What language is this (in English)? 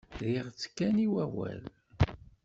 Kabyle